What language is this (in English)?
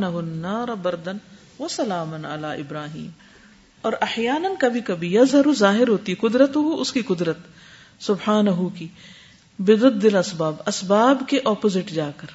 Urdu